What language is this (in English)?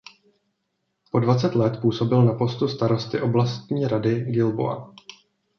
Czech